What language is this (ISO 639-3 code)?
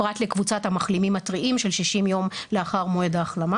heb